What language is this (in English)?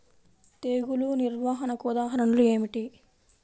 Telugu